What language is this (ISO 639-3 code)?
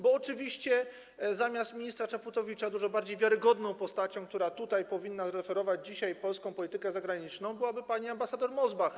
pol